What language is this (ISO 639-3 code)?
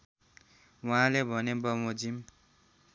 nep